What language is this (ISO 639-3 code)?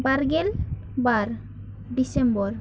sat